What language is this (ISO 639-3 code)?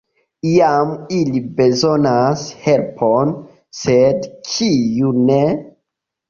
epo